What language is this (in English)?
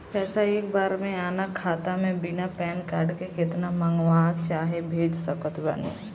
Bhojpuri